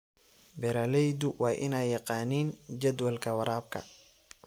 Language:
Somali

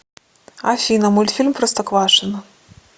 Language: Russian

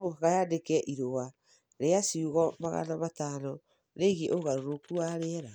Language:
Kikuyu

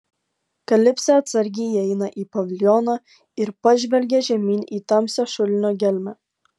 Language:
Lithuanian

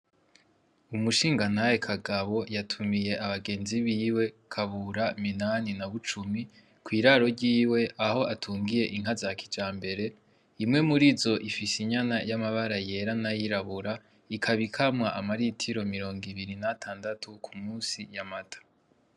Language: Rundi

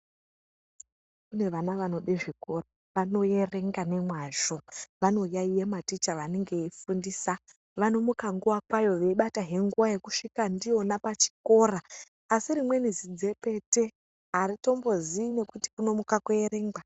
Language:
Ndau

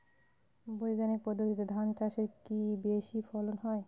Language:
Bangla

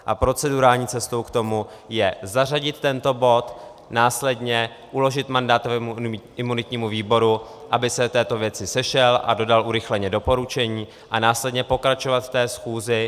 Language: Czech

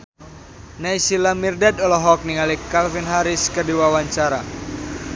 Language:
Sundanese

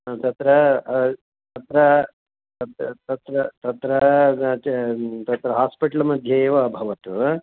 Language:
Sanskrit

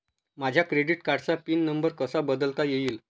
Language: Marathi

